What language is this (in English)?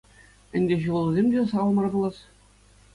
Chuvash